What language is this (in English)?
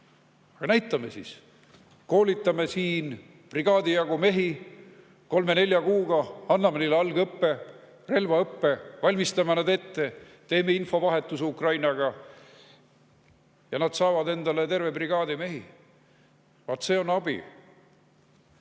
Estonian